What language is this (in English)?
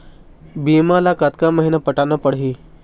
Chhattisgarhi